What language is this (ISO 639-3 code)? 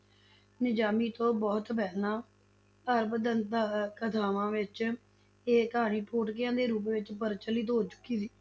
pan